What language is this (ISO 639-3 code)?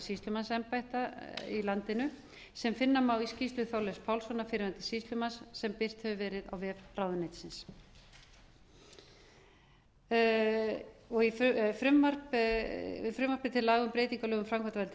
isl